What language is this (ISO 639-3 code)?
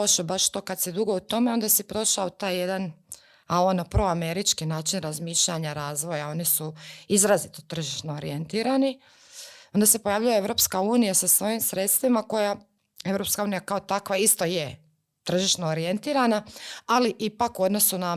hrv